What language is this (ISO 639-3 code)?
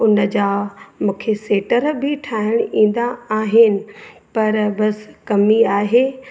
snd